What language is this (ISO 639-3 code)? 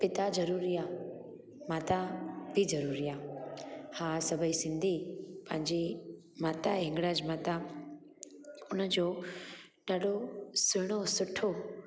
snd